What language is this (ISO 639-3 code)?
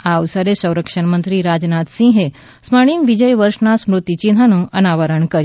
guj